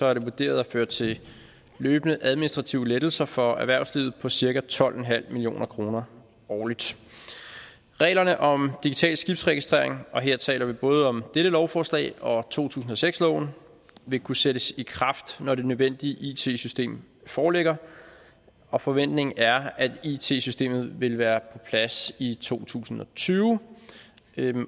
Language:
Danish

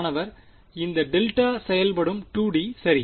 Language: Tamil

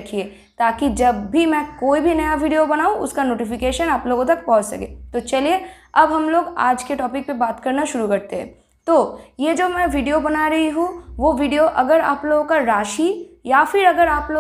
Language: Hindi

